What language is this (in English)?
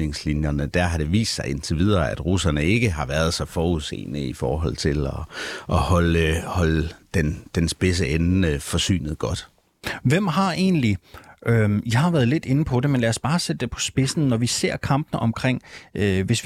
Danish